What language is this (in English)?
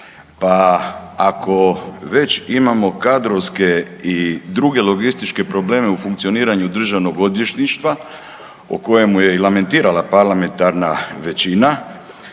Croatian